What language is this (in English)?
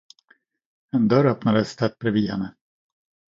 Swedish